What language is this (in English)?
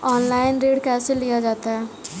Hindi